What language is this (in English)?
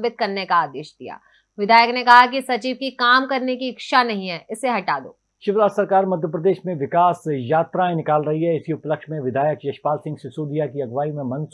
Hindi